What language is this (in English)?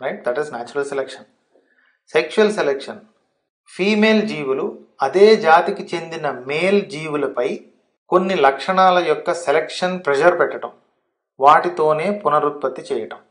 Telugu